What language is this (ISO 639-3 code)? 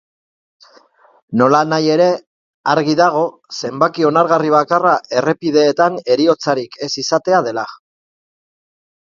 eus